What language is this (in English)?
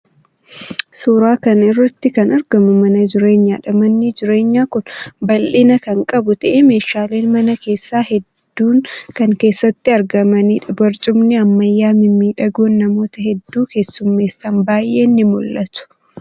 Oromo